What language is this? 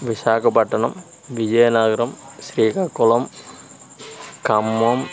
Telugu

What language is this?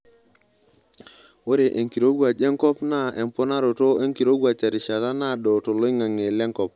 Masai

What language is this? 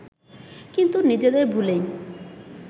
Bangla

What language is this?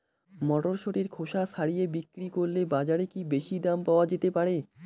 Bangla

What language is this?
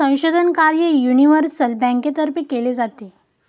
Marathi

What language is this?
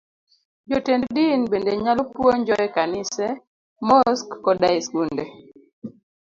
Luo (Kenya and Tanzania)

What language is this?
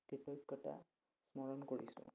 Assamese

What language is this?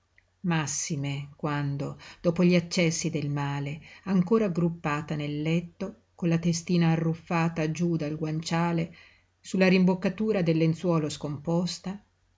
Italian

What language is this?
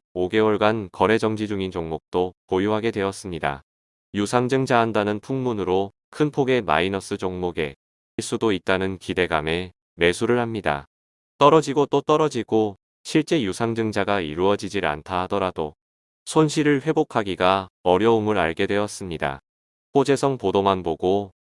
Korean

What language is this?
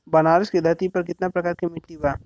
Bhojpuri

